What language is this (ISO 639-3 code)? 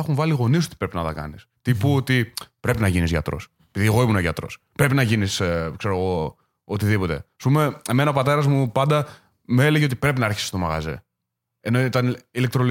ell